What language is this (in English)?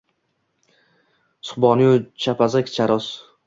Uzbek